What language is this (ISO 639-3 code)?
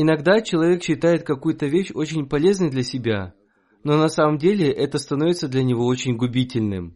rus